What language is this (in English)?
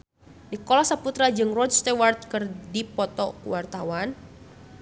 Sundanese